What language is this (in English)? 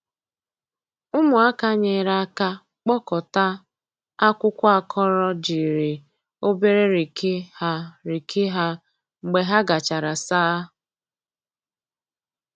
Igbo